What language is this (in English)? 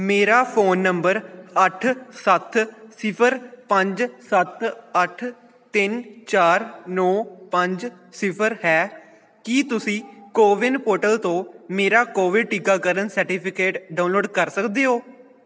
Punjabi